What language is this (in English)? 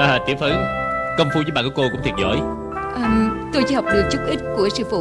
Vietnamese